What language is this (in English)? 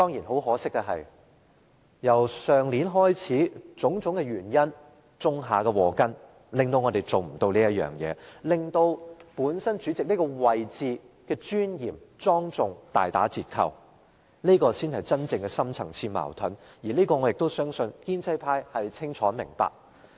Cantonese